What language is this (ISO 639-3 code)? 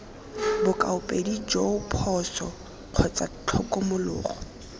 tsn